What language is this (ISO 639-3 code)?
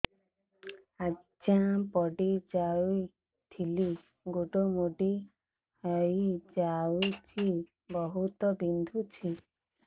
ori